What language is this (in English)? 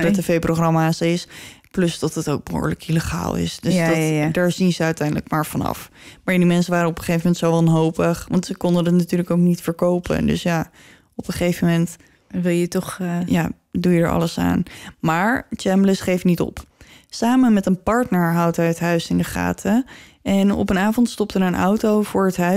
Dutch